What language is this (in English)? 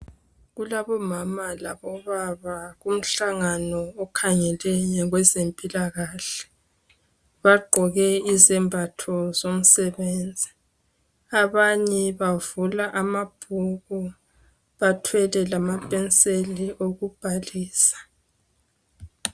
North Ndebele